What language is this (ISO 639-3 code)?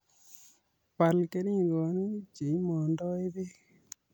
kln